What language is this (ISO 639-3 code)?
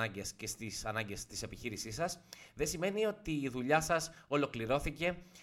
ell